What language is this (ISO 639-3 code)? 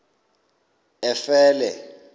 xho